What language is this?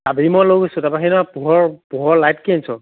Assamese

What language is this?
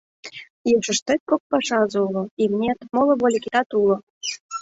Mari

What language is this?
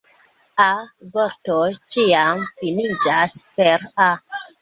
Esperanto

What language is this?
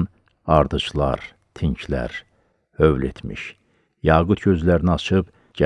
Turkish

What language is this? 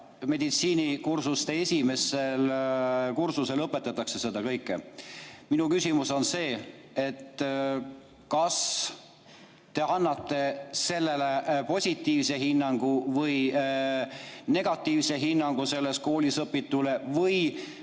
Estonian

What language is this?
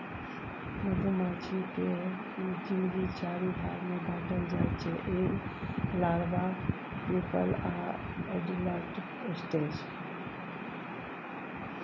Maithili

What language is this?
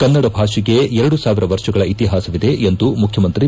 Kannada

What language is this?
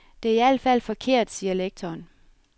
Danish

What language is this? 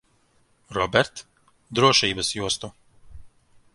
Latvian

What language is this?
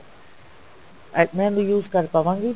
Punjabi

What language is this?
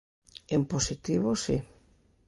Galician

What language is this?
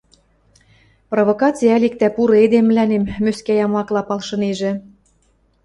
Western Mari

